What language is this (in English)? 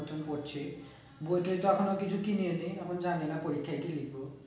Bangla